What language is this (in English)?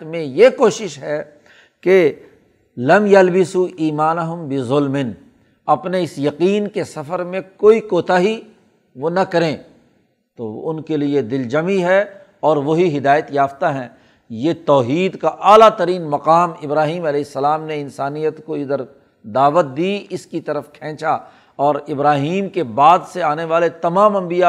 Urdu